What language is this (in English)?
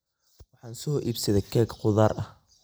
Somali